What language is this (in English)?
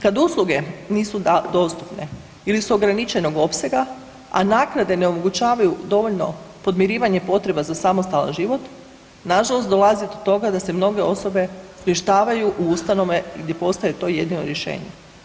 Croatian